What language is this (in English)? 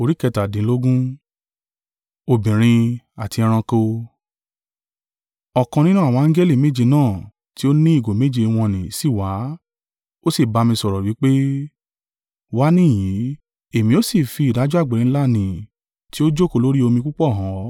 Yoruba